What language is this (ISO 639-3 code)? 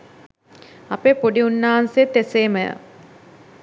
sin